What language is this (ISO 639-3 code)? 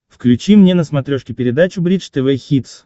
rus